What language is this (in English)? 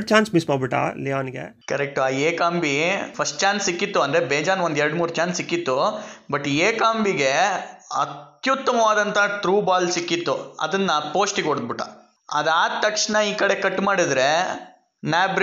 Kannada